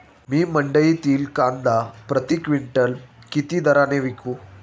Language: Marathi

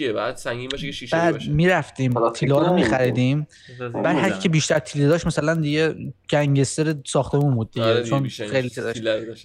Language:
Persian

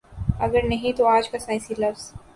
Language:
Urdu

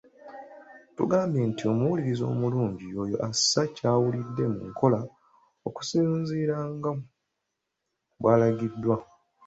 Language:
Ganda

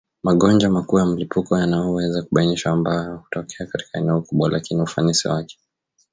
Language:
Swahili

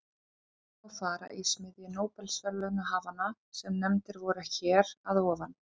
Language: Icelandic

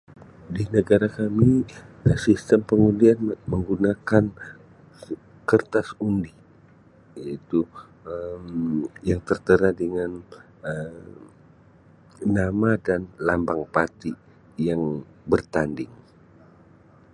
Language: Sabah Malay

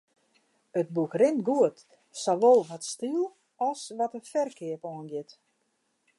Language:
Western Frisian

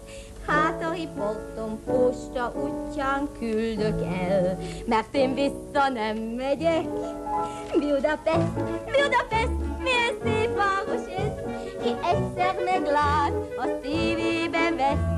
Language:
Hungarian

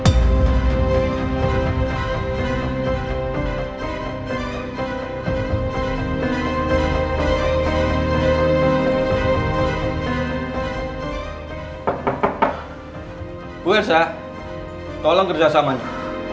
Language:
Indonesian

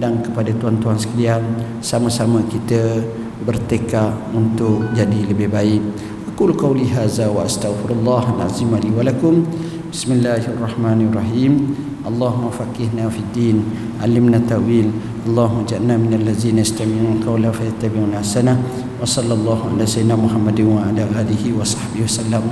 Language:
Malay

